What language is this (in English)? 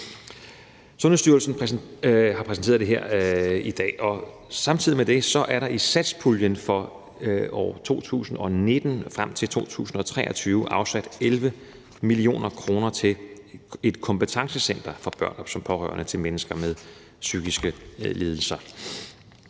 Danish